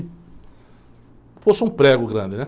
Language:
Portuguese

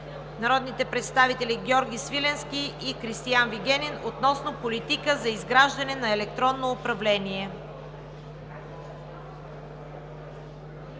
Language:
Bulgarian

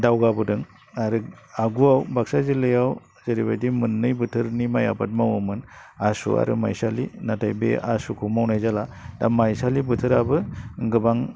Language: Bodo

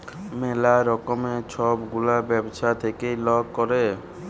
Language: Bangla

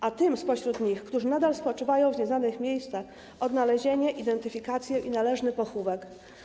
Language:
Polish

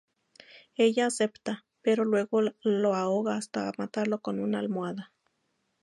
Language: Spanish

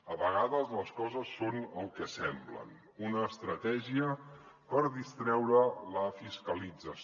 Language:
Catalan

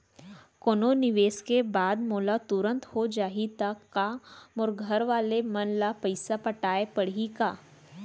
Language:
Chhattisgarhi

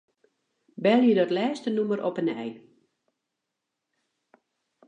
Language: Western Frisian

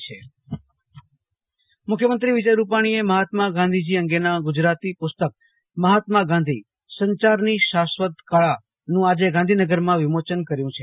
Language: Gujarati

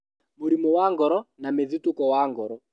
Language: Kikuyu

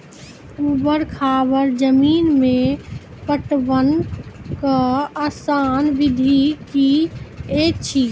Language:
Maithili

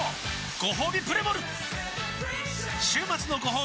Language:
Japanese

